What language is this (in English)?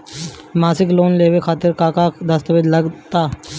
Bhojpuri